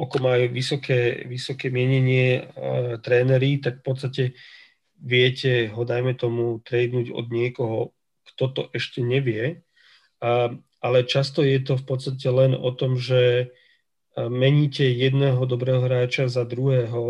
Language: Slovak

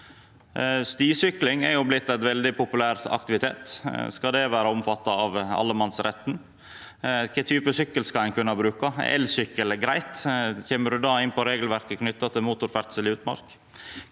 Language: Norwegian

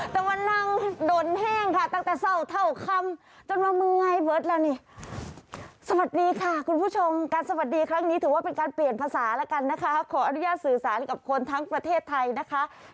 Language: Thai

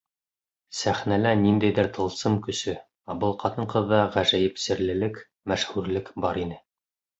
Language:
Bashkir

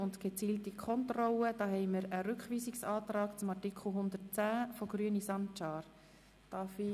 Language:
Swiss German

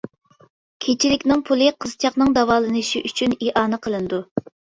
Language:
Uyghur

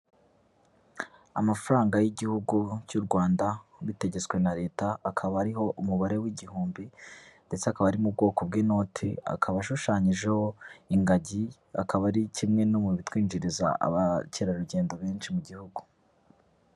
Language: Kinyarwanda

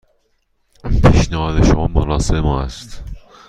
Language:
Persian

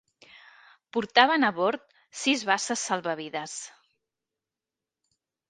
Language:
Catalan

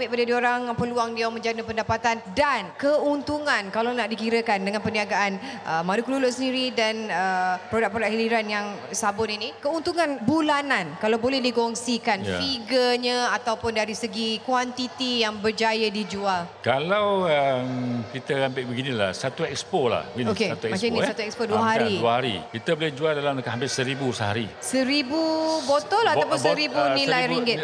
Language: Malay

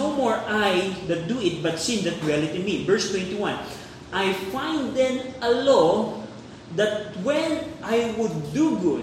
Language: Filipino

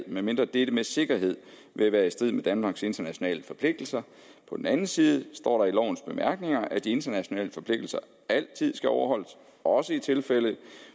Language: Danish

